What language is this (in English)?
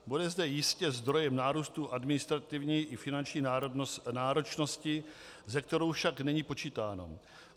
Czech